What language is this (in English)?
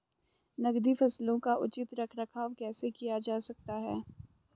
Hindi